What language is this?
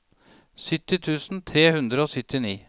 Norwegian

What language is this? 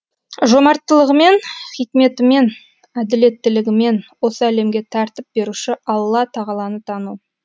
Kazakh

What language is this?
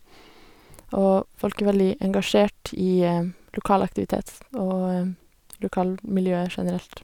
Norwegian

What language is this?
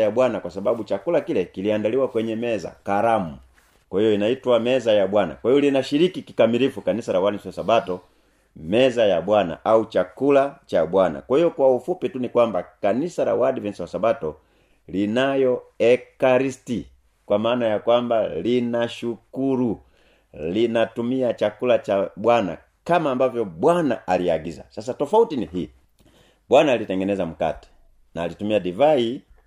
Swahili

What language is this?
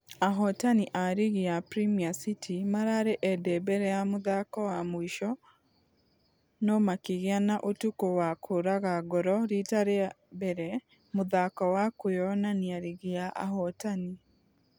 Kikuyu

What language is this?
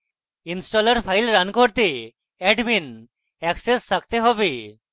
Bangla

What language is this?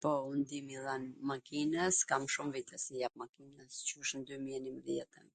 Gheg Albanian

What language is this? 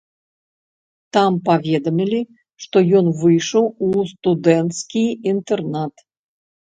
Belarusian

